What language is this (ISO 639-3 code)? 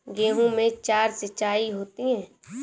hin